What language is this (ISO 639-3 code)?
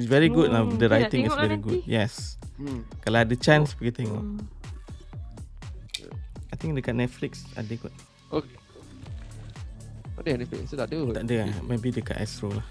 msa